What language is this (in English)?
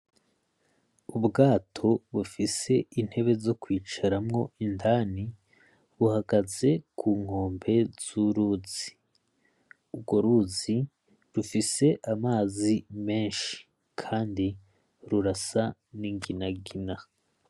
Rundi